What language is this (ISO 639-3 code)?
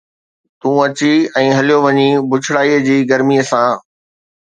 snd